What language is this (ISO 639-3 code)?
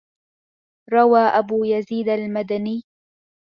ara